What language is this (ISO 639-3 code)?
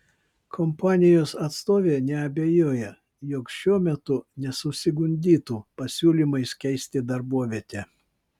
lit